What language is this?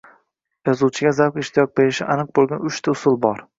Uzbek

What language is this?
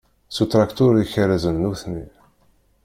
Kabyle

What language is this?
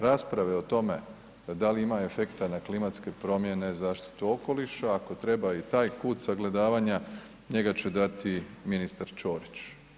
Croatian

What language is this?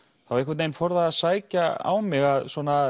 Icelandic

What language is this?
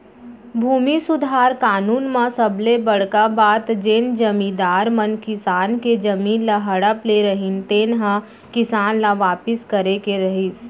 Chhattisgarhi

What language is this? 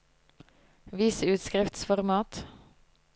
Norwegian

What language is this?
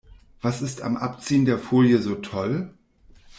German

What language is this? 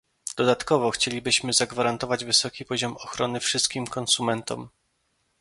Polish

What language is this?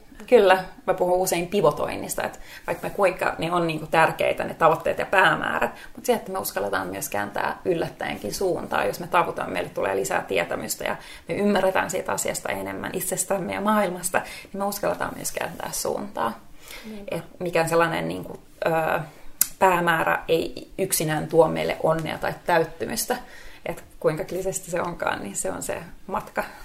Finnish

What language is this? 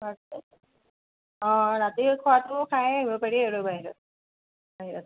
Assamese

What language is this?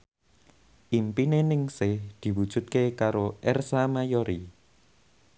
Javanese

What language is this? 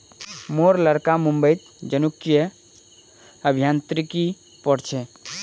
Magahi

